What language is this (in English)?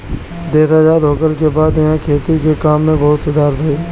Bhojpuri